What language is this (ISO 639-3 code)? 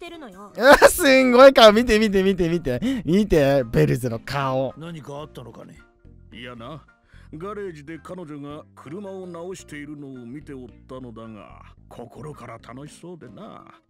jpn